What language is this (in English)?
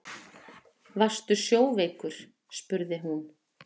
Icelandic